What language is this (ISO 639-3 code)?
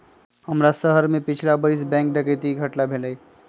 mag